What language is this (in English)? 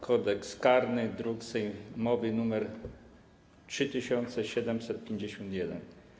Polish